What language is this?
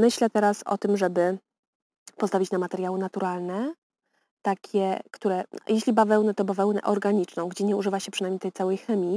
Polish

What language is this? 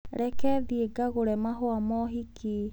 Kikuyu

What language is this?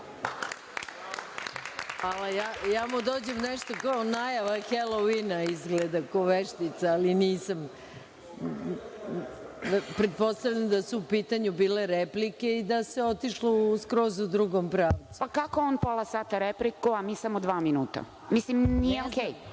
Serbian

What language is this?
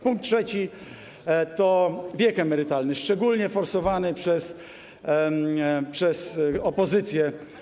Polish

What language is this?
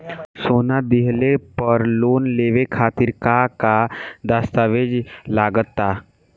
Bhojpuri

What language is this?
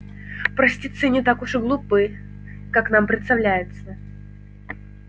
Russian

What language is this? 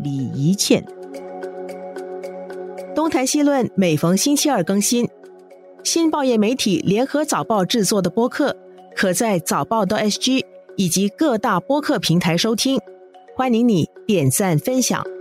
Chinese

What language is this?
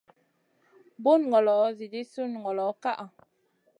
Masana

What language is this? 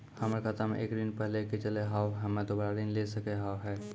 Maithili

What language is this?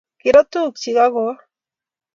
Kalenjin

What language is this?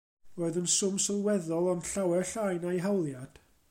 Welsh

